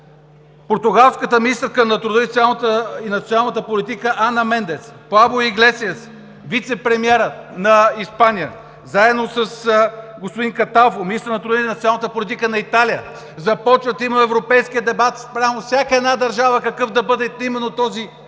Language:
Bulgarian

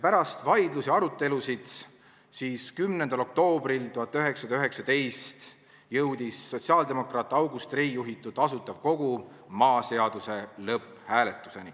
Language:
Estonian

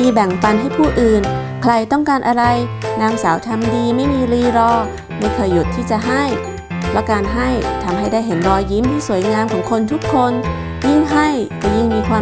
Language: Thai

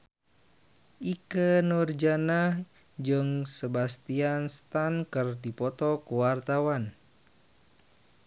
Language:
Sundanese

